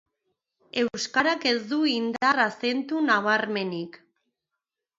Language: Basque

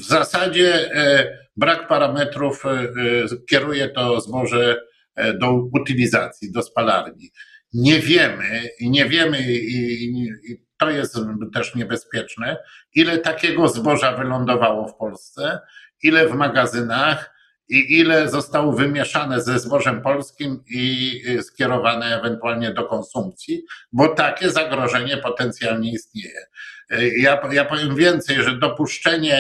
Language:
Polish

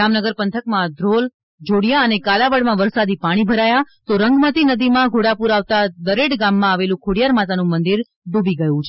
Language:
Gujarati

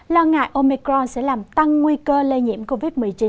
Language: Vietnamese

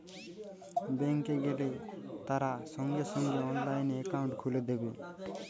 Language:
Bangla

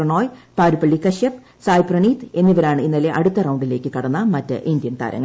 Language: Malayalam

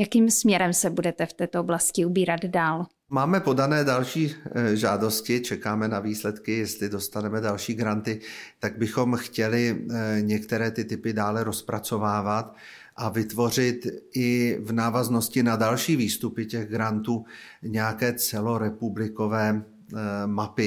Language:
Czech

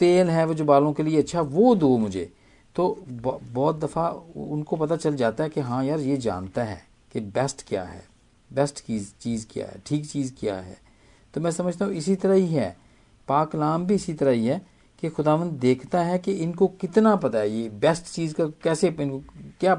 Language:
Hindi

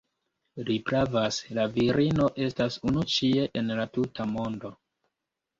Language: Esperanto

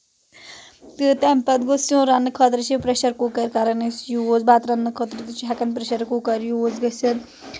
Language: Kashmiri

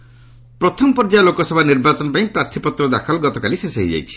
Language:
Odia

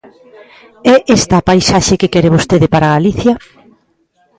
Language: Galician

